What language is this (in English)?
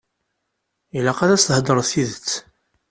Kabyle